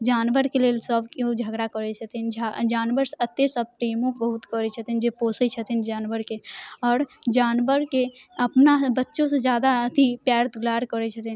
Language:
Maithili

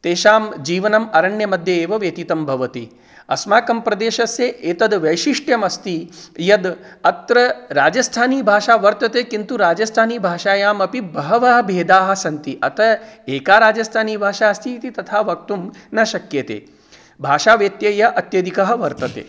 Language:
Sanskrit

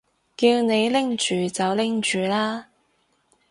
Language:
Cantonese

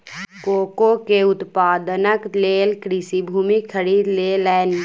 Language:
Maithili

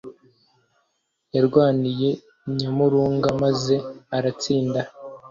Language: Kinyarwanda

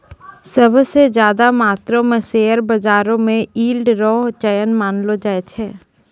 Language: Maithili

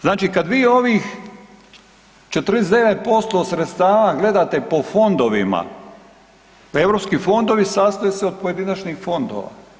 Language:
Croatian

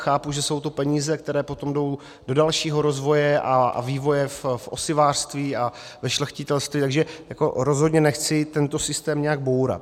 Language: Czech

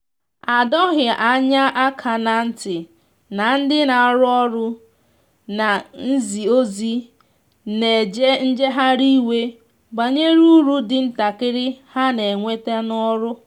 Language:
Igbo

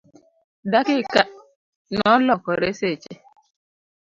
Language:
Luo (Kenya and Tanzania)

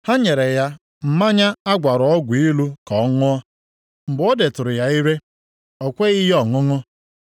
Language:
Igbo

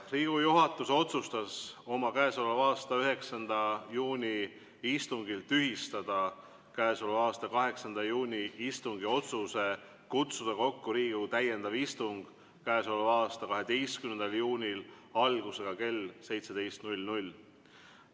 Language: Estonian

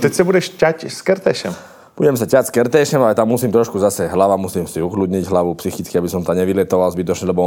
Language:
Czech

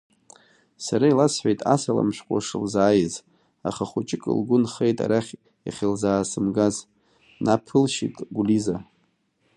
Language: Abkhazian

